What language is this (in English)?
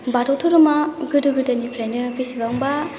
Bodo